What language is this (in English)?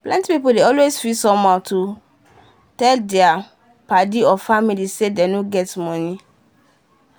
Nigerian Pidgin